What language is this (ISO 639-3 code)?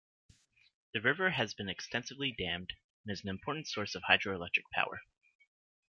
eng